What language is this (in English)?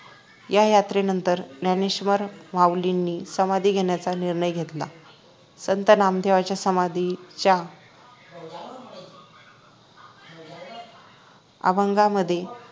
Marathi